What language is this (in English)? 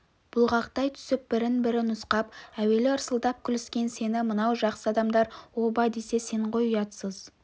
Kazakh